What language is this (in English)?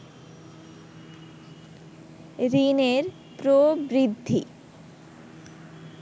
Bangla